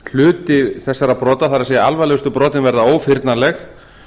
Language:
Icelandic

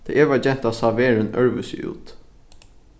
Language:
Faroese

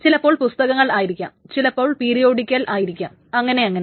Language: Malayalam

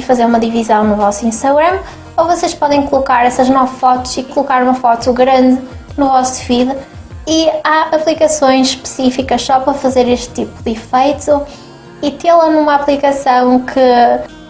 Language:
Portuguese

